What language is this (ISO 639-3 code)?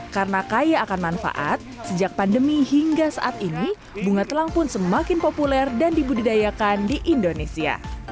ind